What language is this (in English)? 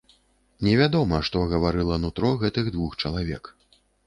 Belarusian